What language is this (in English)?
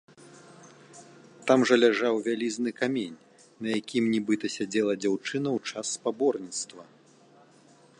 Belarusian